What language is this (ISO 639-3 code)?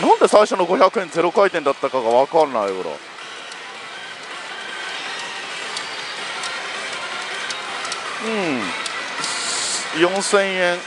jpn